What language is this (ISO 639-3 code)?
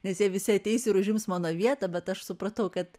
lit